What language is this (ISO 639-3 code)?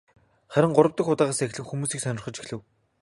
mon